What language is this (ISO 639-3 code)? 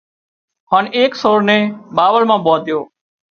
kxp